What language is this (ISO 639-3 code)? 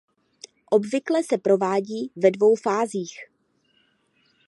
ces